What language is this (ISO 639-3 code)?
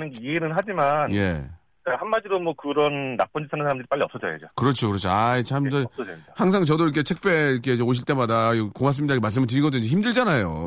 kor